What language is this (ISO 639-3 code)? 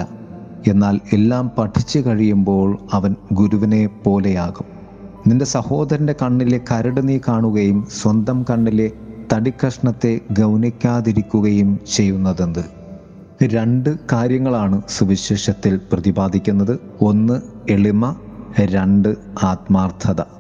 mal